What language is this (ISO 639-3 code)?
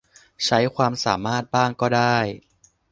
tha